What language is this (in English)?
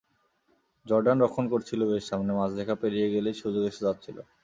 Bangla